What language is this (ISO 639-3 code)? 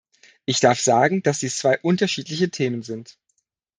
deu